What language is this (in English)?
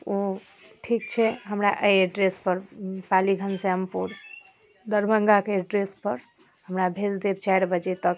Maithili